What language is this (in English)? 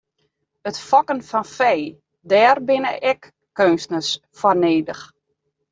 Western Frisian